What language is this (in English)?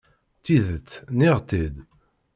Kabyle